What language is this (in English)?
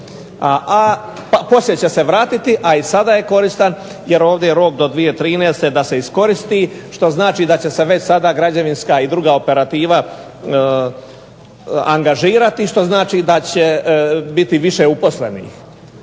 Croatian